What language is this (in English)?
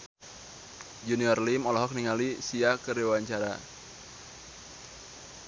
Sundanese